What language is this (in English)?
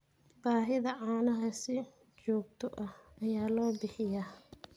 Somali